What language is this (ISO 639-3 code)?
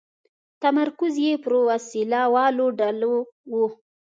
pus